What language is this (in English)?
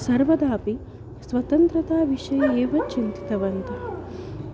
Sanskrit